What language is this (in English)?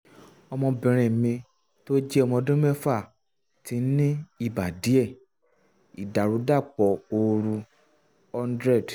Yoruba